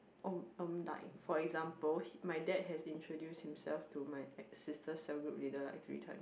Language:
English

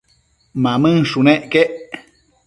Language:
Matsés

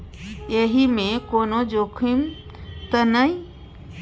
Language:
Maithili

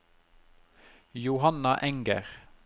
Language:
Norwegian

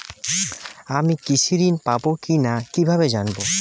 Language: Bangla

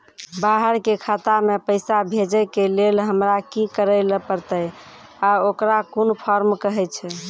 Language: Maithili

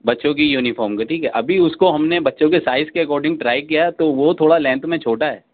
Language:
Urdu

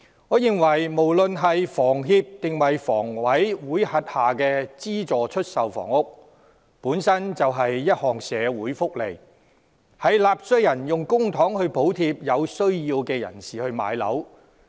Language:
Cantonese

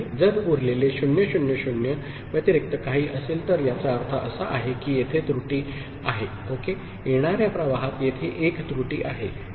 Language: Marathi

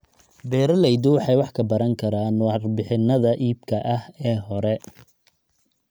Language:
Somali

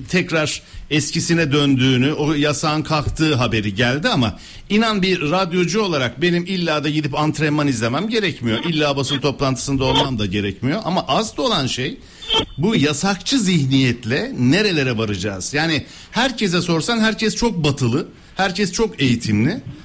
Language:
Turkish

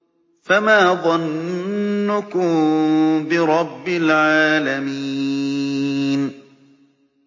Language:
Arabic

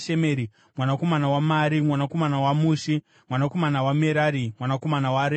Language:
Shona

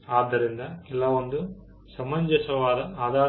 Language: Kannada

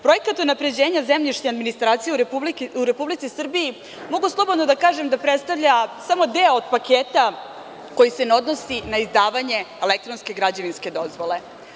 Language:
Serbian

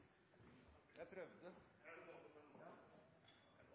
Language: Norwegian Nynorsk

